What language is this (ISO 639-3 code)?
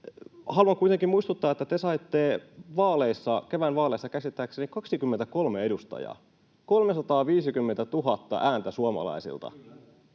fin